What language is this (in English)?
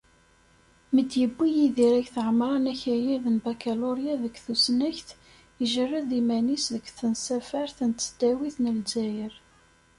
Kabyle